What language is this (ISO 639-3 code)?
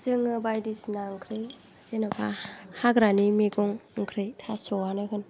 brx